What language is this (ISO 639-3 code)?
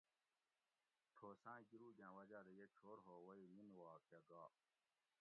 gwc